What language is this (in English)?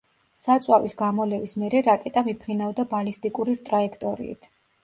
Georgian